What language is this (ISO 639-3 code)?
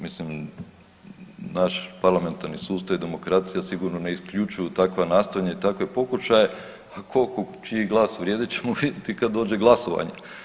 hrv